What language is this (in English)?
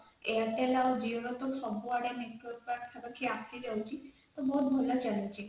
Odia